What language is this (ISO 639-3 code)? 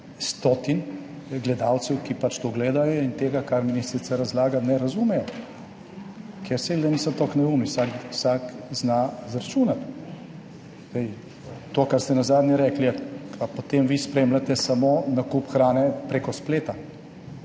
slv